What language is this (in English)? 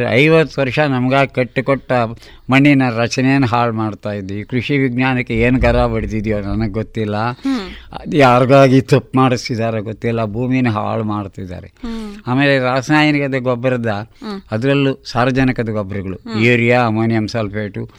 Kannada